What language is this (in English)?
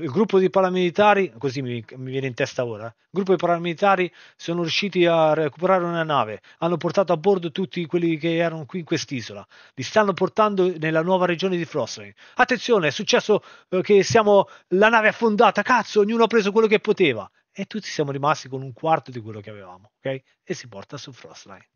Italian